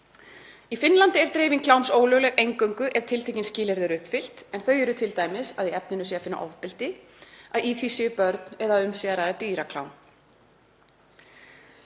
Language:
Icelandic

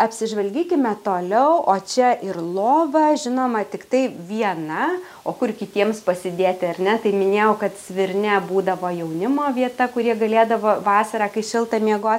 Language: Lithuanian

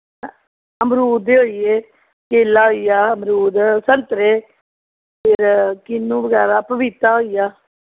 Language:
Dogri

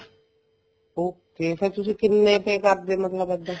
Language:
Punjabi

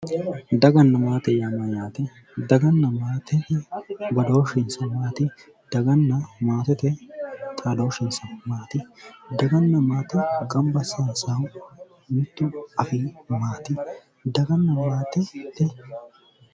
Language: Sidamo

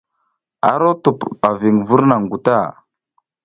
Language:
South Giziga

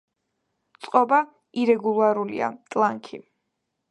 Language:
Georgian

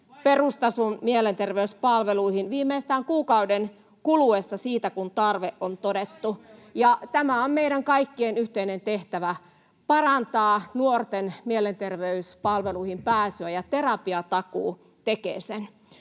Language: Finnish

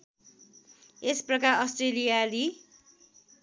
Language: Nepali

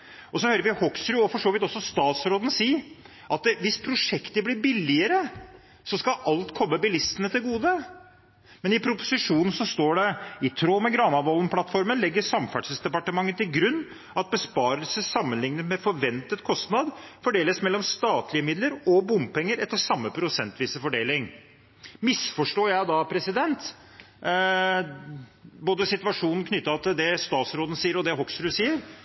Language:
Norwegian Bokmål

